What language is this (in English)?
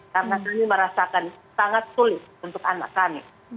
Indonesian